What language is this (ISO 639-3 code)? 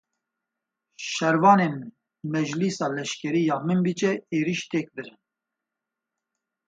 kur